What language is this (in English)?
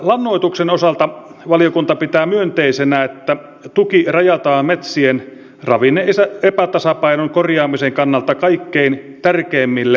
Finnish